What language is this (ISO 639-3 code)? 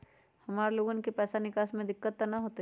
mag